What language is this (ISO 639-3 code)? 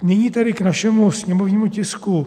ces